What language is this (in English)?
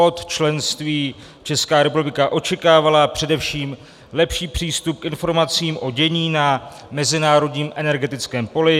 Czech